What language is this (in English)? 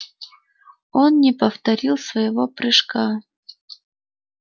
Russian